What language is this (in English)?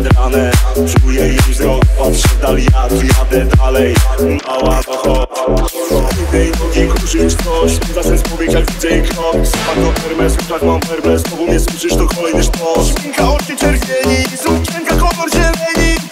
Polish